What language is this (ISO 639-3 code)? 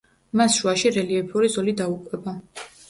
kat